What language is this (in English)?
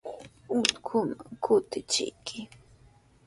Sihuas Ancash Quechua